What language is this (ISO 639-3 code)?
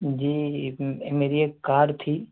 urd